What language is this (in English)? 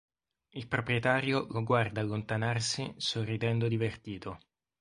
Italian